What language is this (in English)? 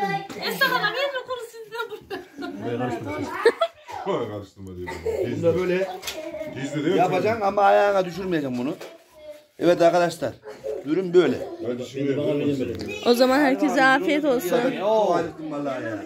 Turkish